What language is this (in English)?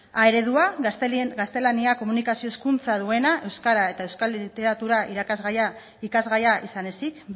Basque